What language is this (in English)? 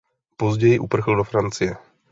Czech